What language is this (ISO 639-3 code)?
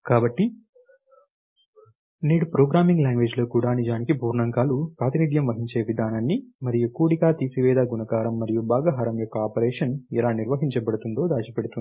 tel